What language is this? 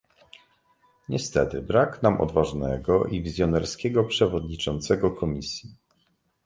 Polish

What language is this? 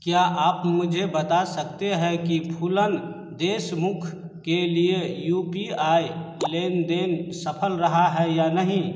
Hindi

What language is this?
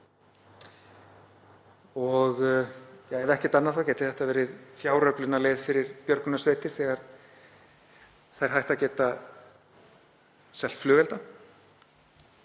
Icelandic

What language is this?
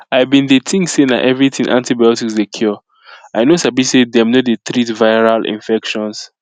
Nigerian Pidgin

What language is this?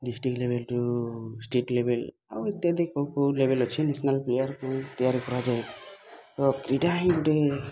Odia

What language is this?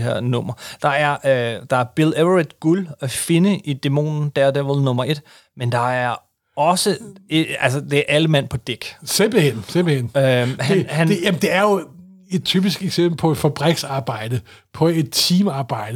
Danish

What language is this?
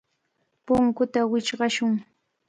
Cajatambo North Lima Quechua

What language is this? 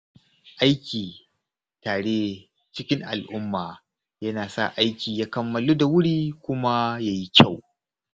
Hausa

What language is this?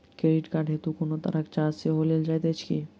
Maithili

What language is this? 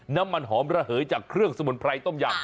Thai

